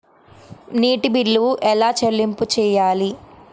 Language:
Telugu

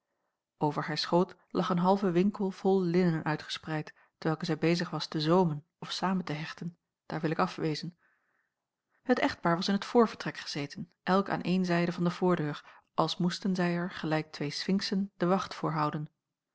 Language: Dutch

